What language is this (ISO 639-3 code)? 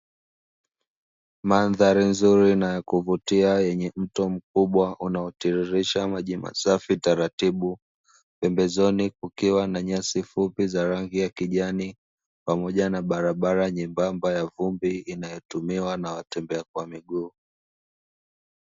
swa